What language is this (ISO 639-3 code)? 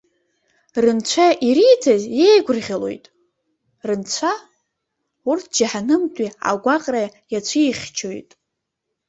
abk